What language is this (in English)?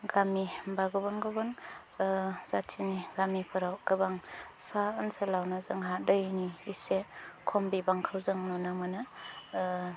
Bodo